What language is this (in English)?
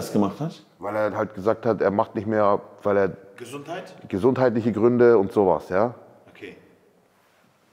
German